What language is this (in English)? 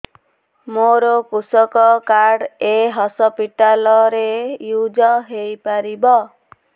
Odia